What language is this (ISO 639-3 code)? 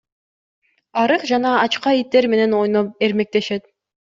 kir